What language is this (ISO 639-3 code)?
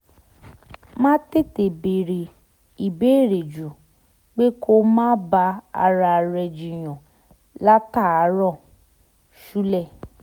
yor